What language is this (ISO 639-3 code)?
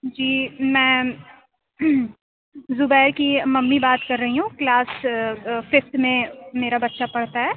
urd